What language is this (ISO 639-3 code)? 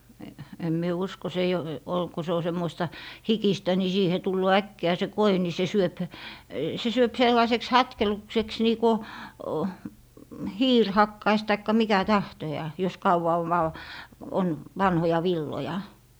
fin